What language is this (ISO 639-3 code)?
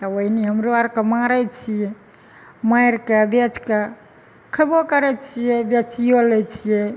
mai